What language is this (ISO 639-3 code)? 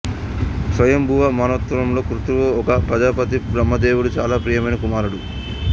tel